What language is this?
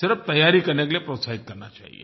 Hindi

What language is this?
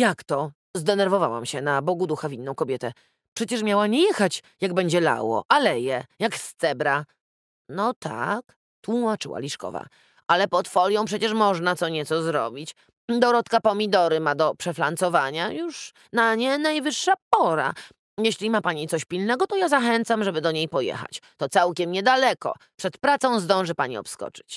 Polish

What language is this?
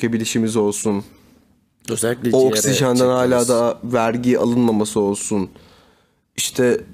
Turkish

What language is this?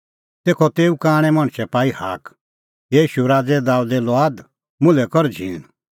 Kullu Pahari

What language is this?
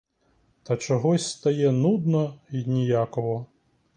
Ukrainian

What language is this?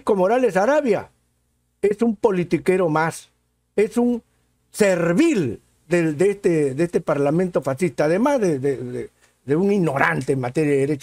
Spanish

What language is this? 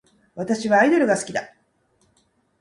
Japanese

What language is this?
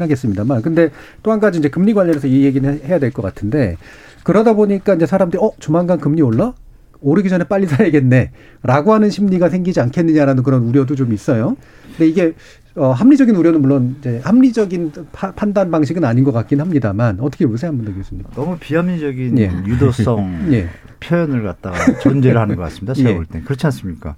Korean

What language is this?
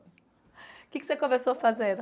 Portuguese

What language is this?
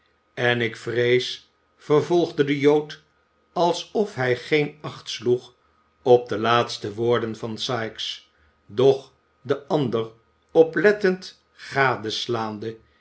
Dutch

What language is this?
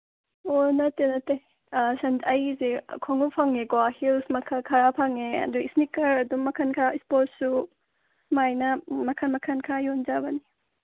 Manipuri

